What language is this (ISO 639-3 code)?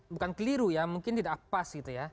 ind